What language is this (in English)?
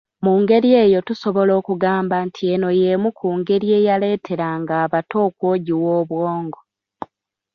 Ganda